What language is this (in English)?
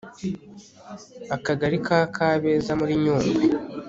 Kinyarwanda